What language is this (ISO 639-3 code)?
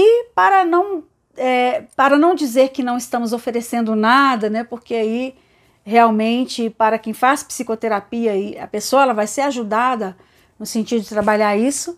por